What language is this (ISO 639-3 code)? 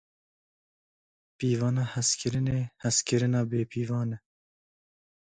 kur